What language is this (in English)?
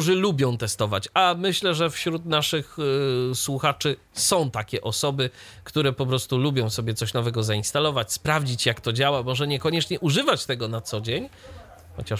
Polish